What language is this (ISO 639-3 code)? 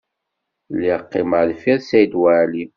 kab